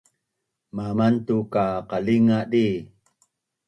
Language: Bunun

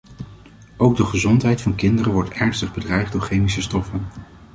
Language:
Dutch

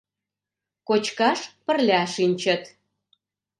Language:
Mari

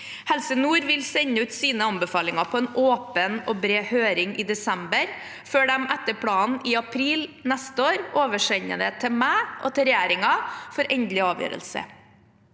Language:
Norwegian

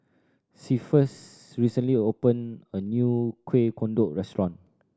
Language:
English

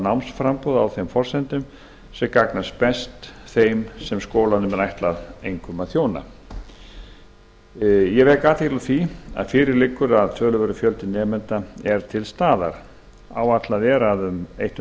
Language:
Icelandic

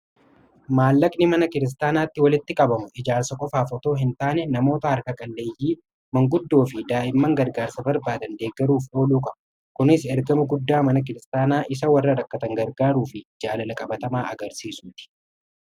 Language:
Oromo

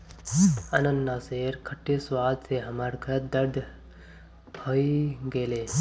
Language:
Magahi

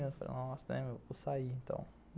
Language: Portuguese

